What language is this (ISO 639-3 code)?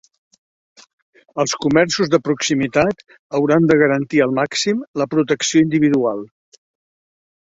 cat